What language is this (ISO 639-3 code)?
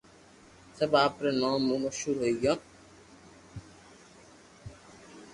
lrk